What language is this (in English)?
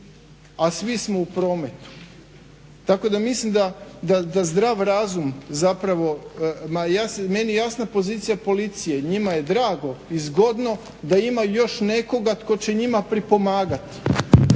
Croatian